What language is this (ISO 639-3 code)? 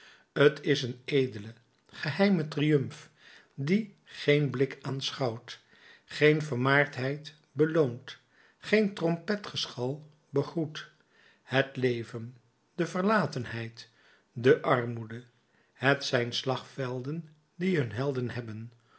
nld